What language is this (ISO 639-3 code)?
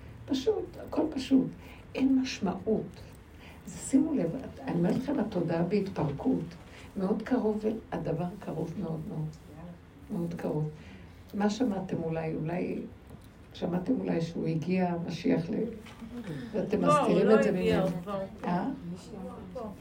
heb